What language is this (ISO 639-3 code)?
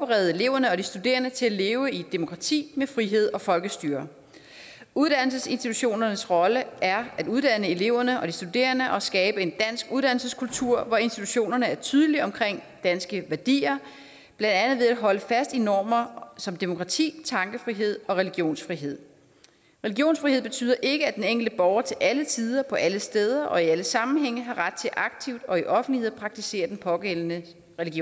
dan